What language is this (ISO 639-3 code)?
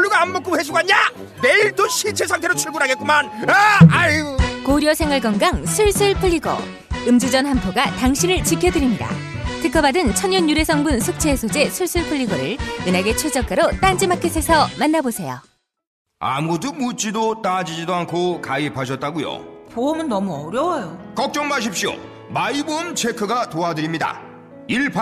kor